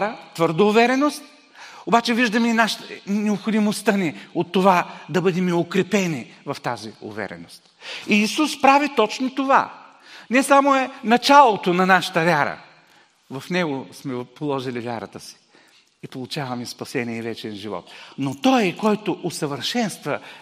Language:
Bulgarian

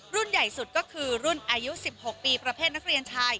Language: Thai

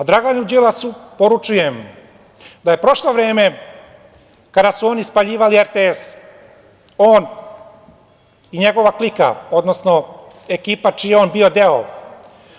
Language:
Serbian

